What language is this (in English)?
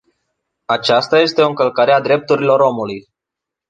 Romanian